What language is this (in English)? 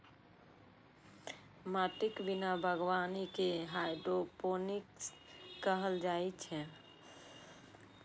Maithili